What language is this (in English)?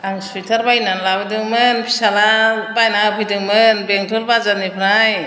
Bodo